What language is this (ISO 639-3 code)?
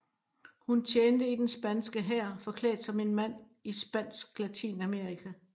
dan